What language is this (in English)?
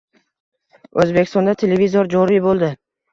Uzbek